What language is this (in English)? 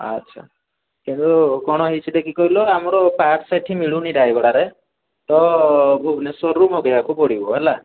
Odia